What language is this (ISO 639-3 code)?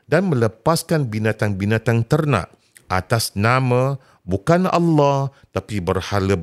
msa